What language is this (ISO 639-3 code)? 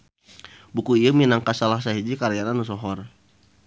sun